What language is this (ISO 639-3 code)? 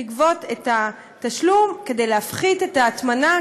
heb